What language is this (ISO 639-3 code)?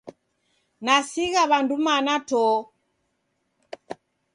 dav